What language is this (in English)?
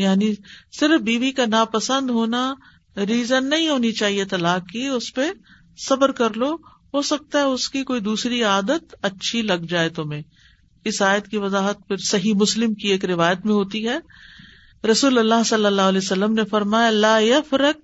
Urdu